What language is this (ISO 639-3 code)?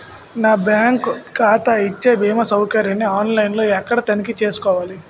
tel